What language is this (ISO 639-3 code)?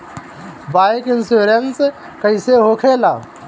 bho